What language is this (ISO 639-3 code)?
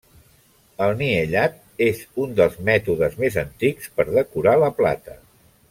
cat